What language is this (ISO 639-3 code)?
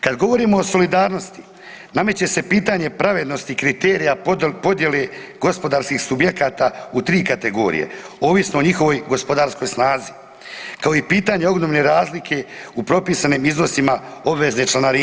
hrv